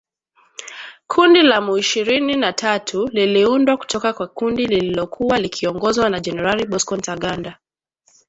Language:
Swahili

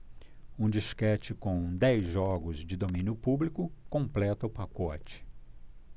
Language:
Portuguese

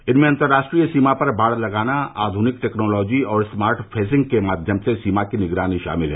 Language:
Hindi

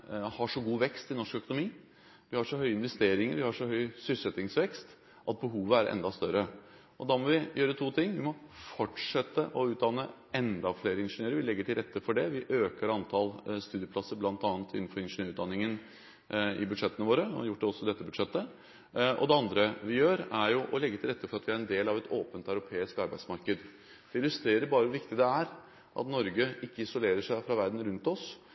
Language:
Norwegian Bokmål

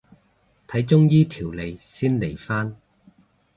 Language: Cantonese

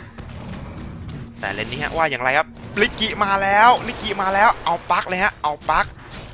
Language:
Thai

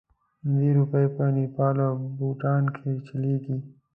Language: Pashto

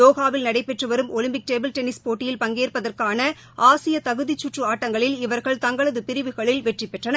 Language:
Tamil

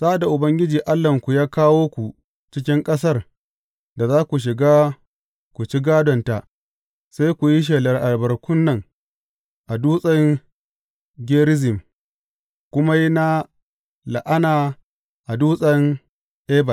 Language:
Hausa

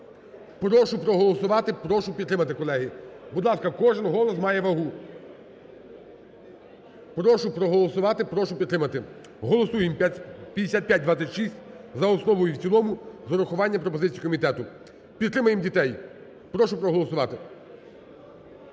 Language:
Ukrainian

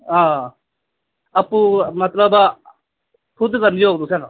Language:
Dogri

